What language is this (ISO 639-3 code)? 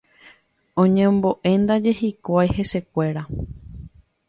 grn